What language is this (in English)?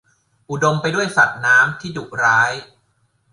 Thai